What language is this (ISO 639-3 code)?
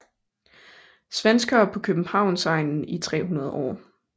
dan